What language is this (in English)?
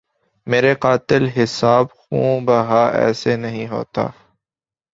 Urdu